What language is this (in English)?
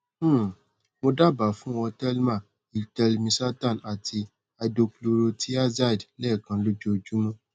Yoruba